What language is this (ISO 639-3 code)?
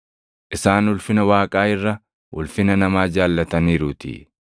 orm